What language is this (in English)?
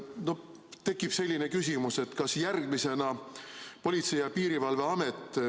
Estonian